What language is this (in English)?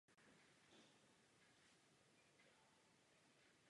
Czech